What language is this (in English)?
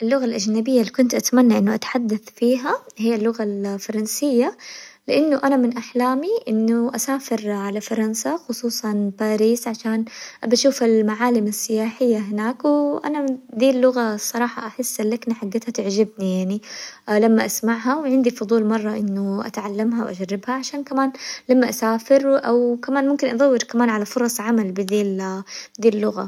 Hijazi Arabic